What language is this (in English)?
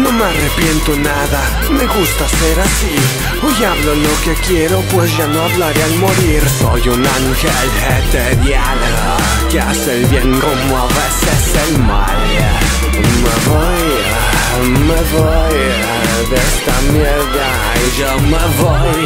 Italian